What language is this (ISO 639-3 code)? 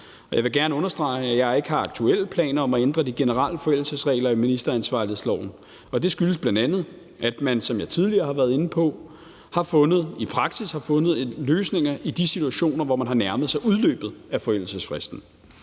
dan